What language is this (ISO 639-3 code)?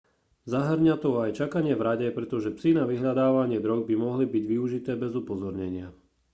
slk